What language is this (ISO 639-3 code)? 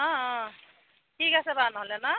asm